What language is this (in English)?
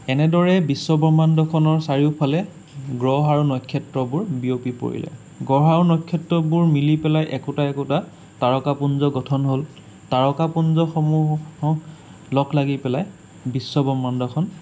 Assamese